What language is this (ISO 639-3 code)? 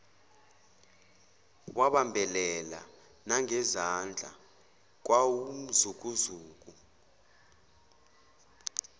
zul